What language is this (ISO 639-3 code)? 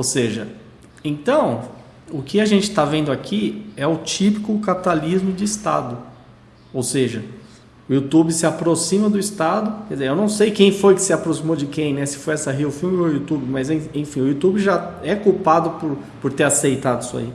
por